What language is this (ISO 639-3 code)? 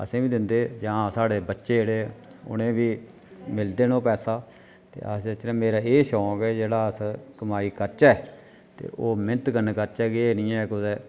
doi